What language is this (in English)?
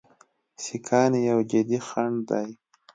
Pashto